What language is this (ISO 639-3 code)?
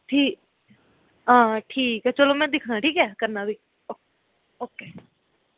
doi